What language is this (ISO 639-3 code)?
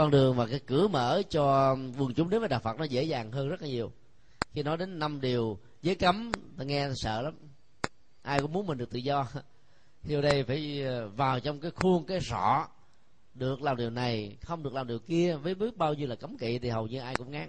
vie